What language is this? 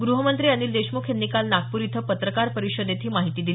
Marathi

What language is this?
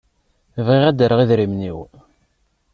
Kabyle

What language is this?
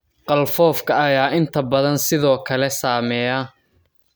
Somali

